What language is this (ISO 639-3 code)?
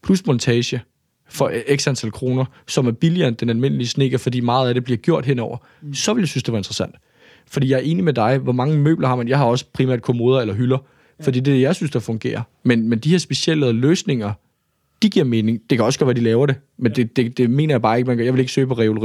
dan